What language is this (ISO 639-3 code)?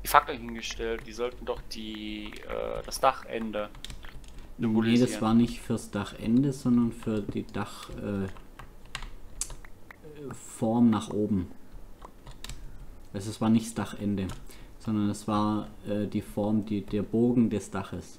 deu